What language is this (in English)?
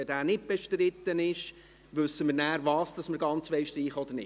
Swiss German